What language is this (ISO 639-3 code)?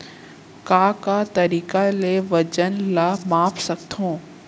hne